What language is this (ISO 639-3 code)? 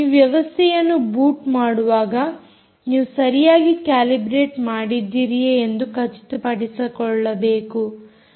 kan